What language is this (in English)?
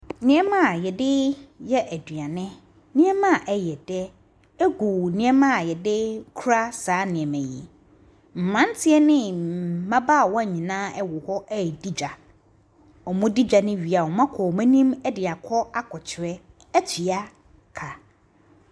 Akan